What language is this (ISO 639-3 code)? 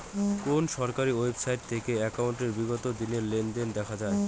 ben